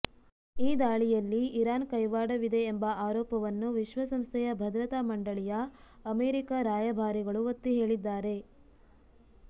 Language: Kannada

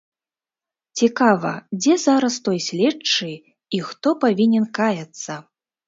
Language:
Belarusian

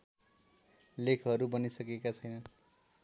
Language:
Nepali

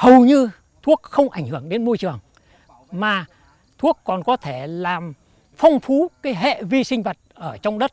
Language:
Vietnamese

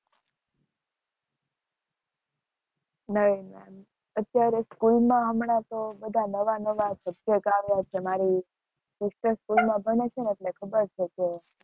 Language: Gujarati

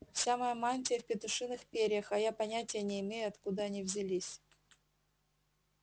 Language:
Russian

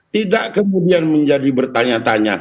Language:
Indonesian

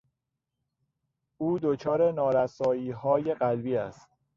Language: Persian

